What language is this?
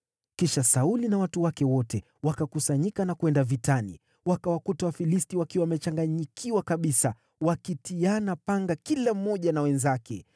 Swahili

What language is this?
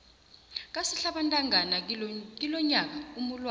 South Ndebele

